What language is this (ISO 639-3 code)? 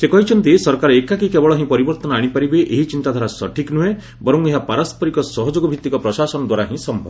ori